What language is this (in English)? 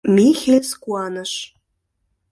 Mari